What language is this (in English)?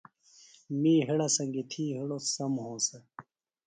Phalura